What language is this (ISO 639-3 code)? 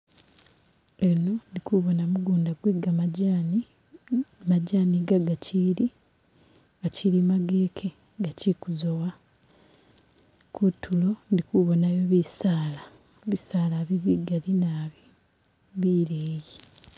myx